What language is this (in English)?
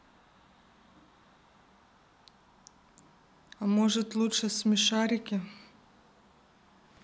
Russian